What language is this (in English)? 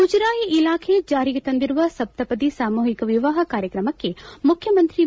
Kannada